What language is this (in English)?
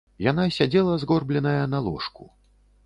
Belarusian